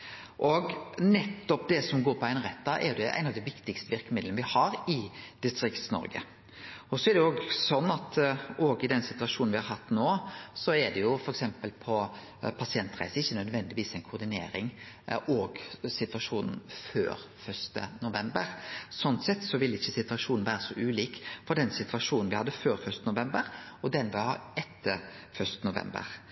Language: Norwegian Nynorsk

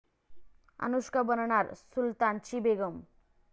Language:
Marathi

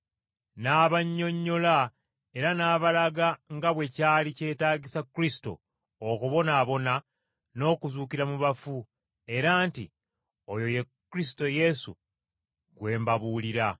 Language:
Ganda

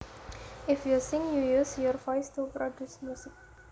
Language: Javanese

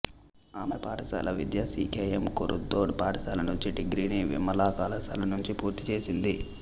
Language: Telugu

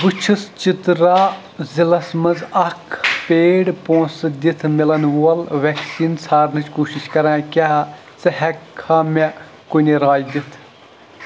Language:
Kashmiri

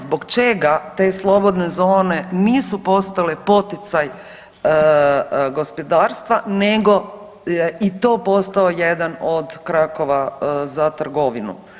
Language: Croatian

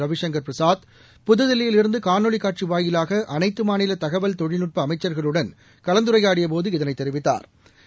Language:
Tamil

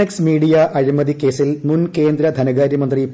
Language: Malayalam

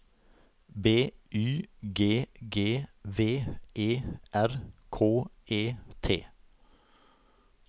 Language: Norwegian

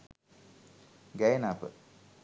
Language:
Sinhala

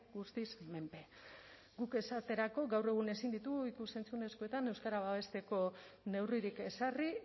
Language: Basque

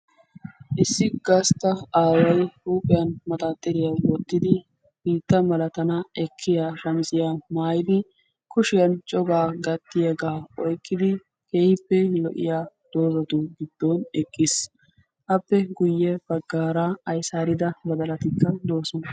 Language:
Wolaytta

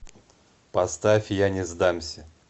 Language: Russian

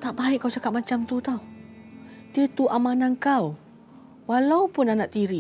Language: Malay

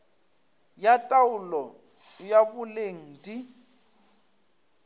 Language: Northern Sotho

